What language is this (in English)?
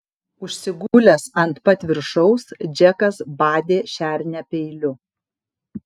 Lithuanian